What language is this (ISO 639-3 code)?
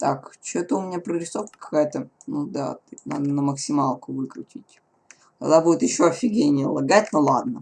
rus